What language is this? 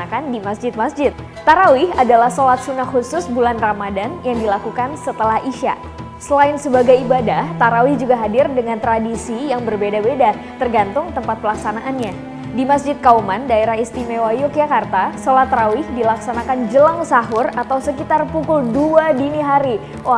Indonesian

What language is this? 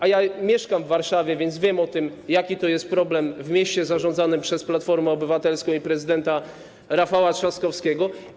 Polish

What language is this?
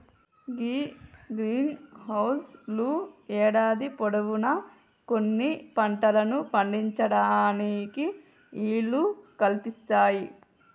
Telugu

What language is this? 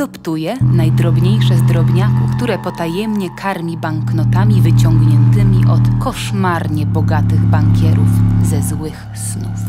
Polish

